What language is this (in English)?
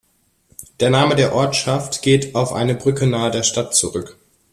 German